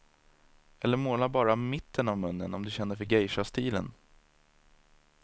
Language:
Swedish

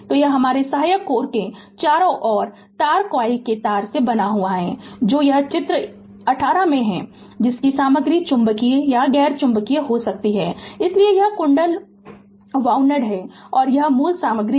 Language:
Hindi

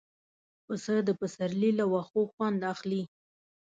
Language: Pashto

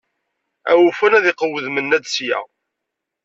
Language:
Kabyle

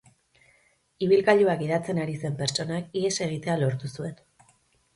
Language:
Basque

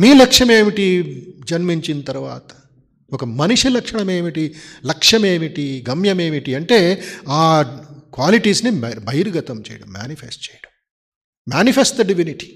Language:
Telugu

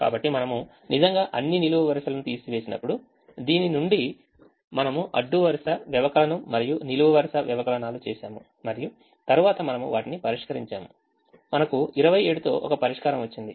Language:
Telugu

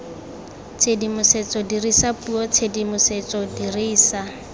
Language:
Tswana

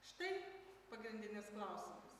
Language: Lithuanian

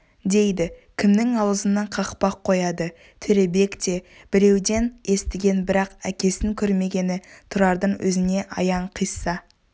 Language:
Kazakh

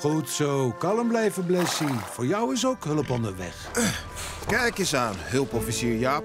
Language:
Dutch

